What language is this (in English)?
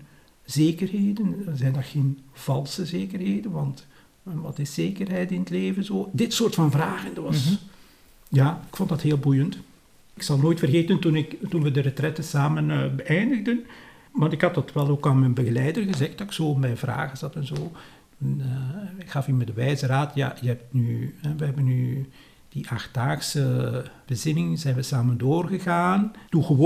Dutch